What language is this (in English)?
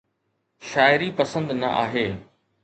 Sindhi